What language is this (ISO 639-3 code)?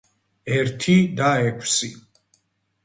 kat